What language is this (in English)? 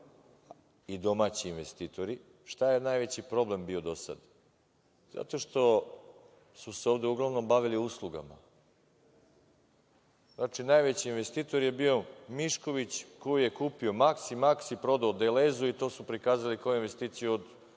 Serbian